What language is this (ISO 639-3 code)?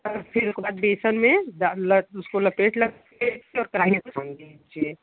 hin